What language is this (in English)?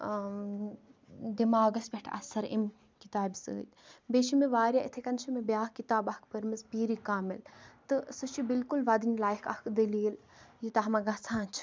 Kashmiri